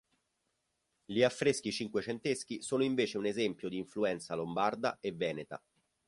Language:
Italian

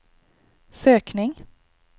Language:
Swedish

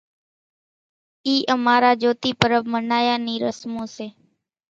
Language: Kachi Koli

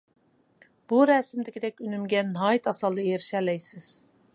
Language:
Uyghur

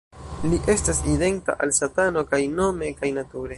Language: Esperanto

